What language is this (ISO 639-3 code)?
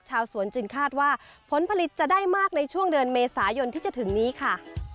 tha